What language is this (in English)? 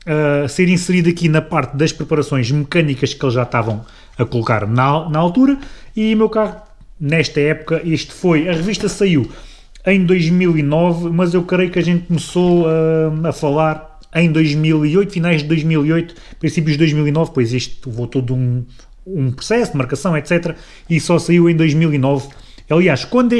Portuguese